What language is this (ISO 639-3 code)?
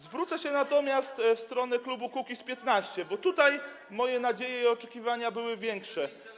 pol